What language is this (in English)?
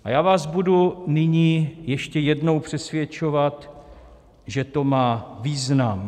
Czech